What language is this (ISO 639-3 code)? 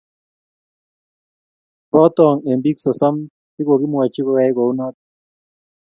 kln